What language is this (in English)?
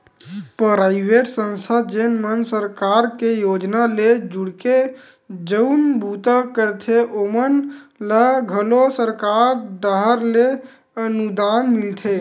Chhattisgarhi